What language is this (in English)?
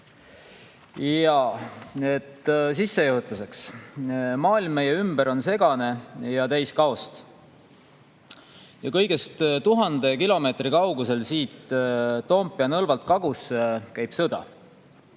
Estonian